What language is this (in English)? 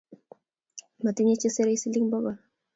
Kalenjin